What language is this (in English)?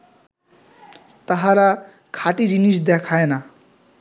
Bangla